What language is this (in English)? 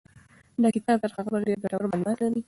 Pashto